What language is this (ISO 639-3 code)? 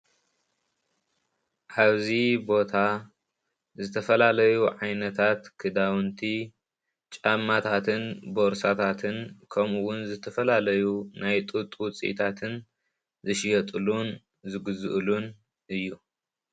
tir